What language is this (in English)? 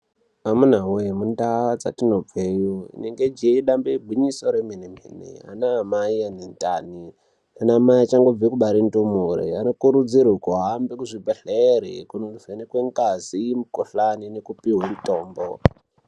Ndau